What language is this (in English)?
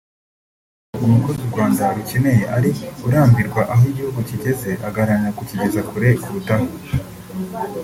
Kinyarwanda